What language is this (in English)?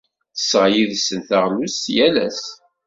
Kabyle